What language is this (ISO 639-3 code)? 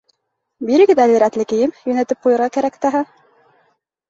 bak